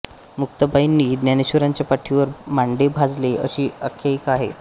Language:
Marathi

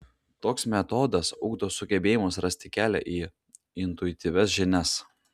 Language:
Lithuanian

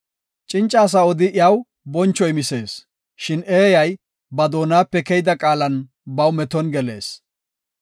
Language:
Gofa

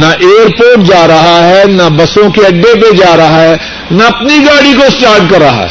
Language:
Urdu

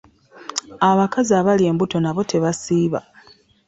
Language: Ganda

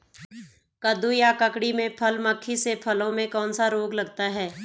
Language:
Hindi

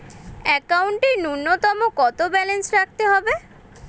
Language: Bangla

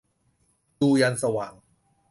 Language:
Thai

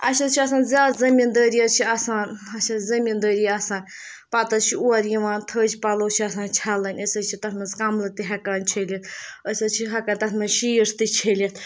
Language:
Kashmiri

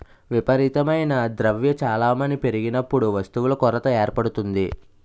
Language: Telugu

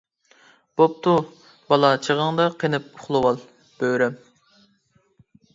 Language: Uyghur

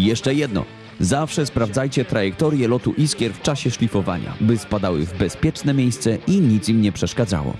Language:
Polish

